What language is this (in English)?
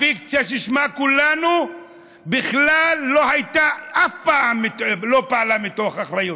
Hebrew